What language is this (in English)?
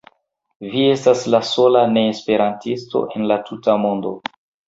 Esperanto